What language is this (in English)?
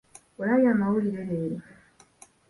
Ganda